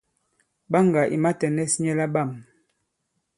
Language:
Bankon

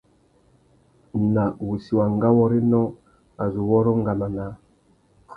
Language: Tuki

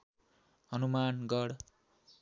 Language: Nepali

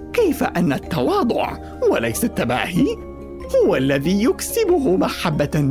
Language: Arabic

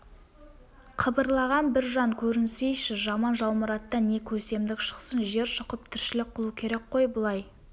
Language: Kazakh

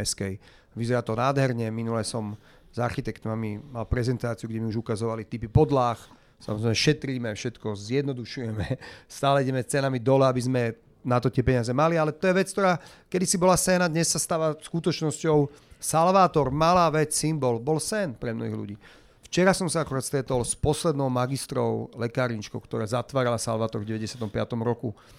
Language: Slovak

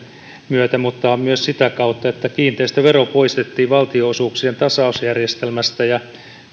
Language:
Finnish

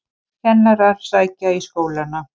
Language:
Icelandic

